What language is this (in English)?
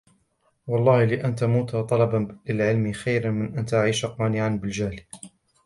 Arabic